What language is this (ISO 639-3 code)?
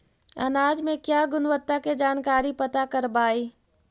mag